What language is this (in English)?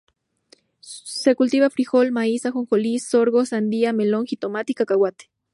Spanish